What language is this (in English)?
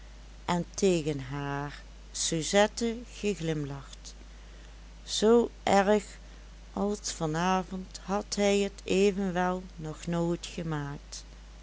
Dutch